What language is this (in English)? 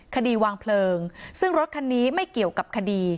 Thai